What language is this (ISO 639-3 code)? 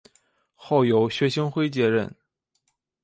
zho